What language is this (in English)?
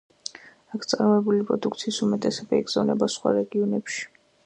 Georgian